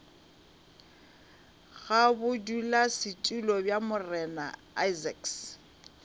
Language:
Northern Sotho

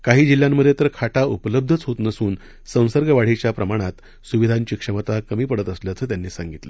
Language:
Marathi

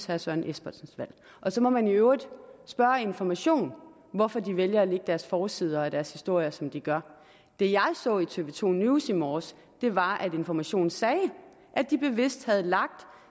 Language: Danish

